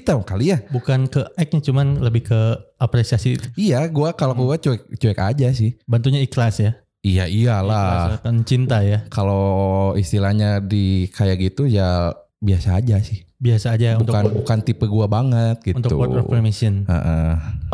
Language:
Indonesian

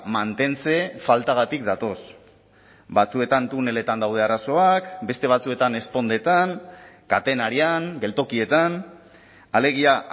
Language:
Basque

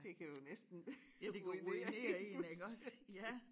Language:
Danish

